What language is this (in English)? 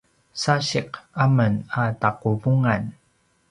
Paiwan